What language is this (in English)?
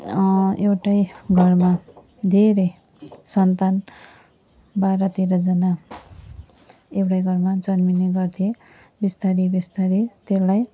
Nepali